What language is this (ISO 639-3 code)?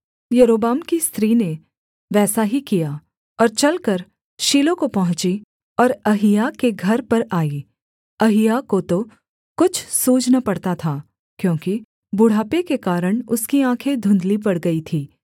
hin